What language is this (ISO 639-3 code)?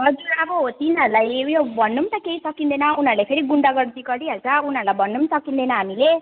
nep